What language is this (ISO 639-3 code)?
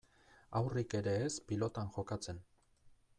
eus